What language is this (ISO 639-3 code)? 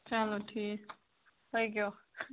kas